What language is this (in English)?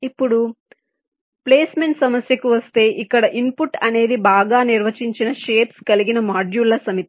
Telugu